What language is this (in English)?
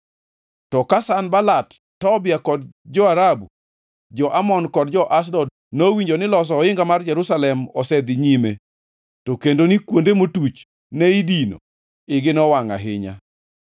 Luo (Kenya and Tanzania)